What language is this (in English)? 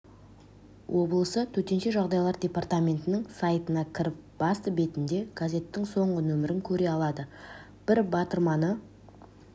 Kazakh